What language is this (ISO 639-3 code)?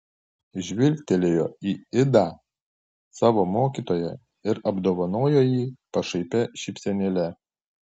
lit